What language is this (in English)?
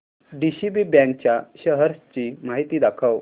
Marathi